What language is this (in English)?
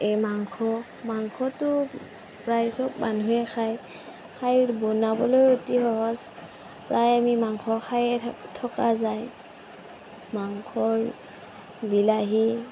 Assamese